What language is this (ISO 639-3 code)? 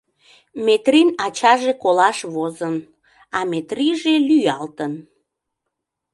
chm